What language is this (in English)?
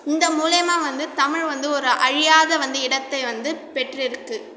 Tamil